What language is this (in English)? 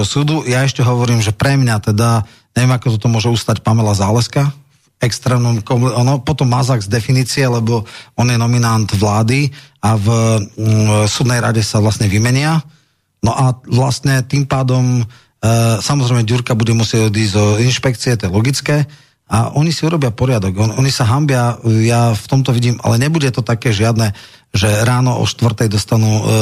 Slovak